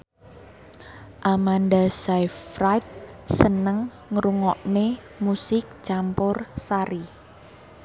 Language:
Javanese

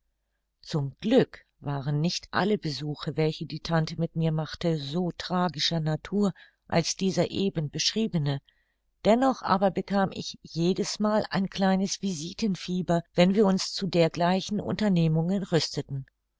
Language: German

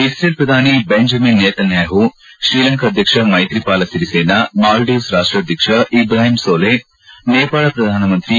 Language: Kannada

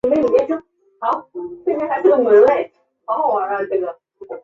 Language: Chinese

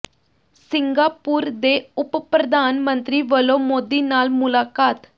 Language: Punjabi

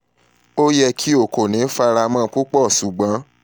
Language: Yoruba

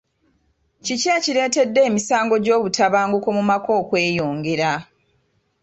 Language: Ganda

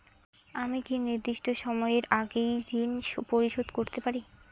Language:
Bangla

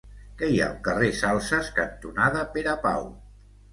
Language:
Catalan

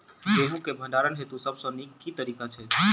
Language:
Maithili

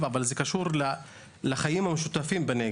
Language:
Hebrew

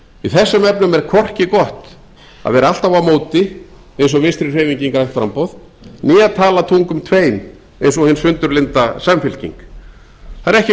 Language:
Icelandic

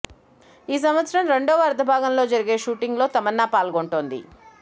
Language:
Telugu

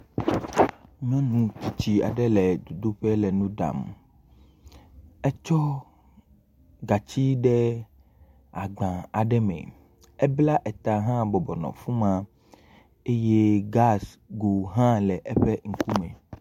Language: Ewe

